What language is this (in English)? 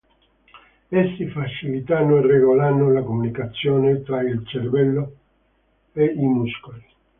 Italian